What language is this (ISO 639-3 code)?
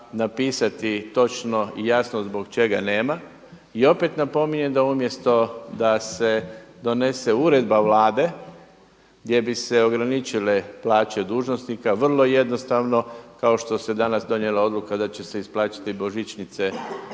hrv